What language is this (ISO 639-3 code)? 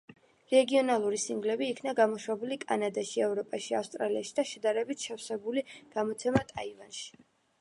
kat